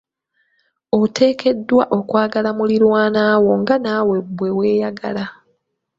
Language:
Ganda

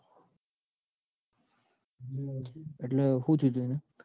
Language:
Gujarati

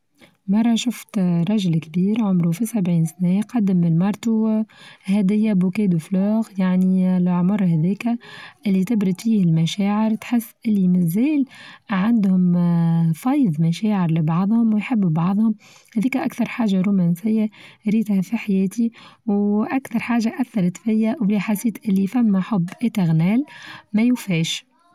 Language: Tunisian Arabic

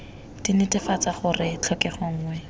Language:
Tswana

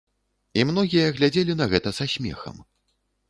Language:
Belarusian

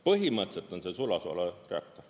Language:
Estonian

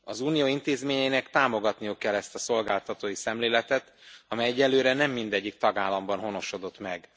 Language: Hungarian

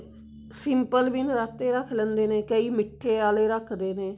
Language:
Punjabi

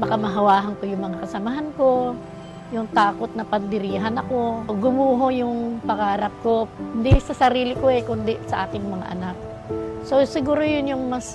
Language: Filipino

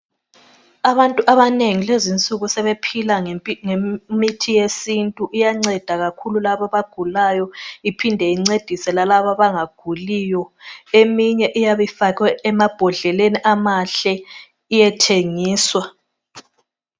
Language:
North Ndebele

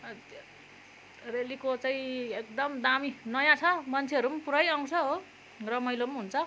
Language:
Nepali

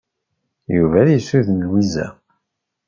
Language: Kabyle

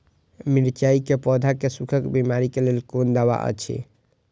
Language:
Maithili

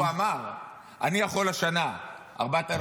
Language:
Hebrew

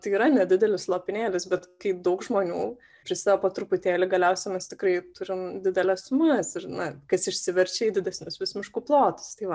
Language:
Lithuanian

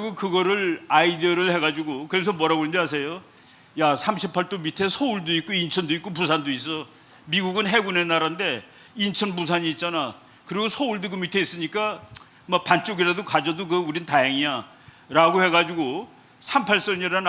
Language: Korean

